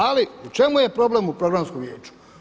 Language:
Croatian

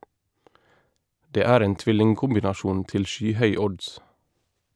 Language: Norwegian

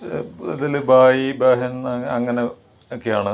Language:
Malayalam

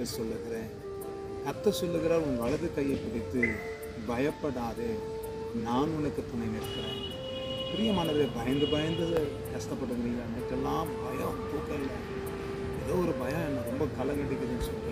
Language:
Arabic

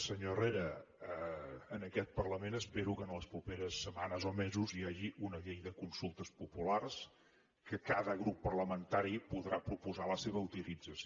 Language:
Catalan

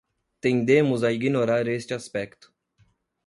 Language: Portuguese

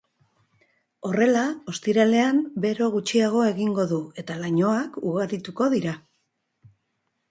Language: Basque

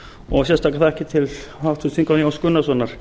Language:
Icelandic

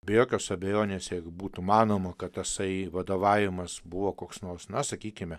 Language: Lithuanian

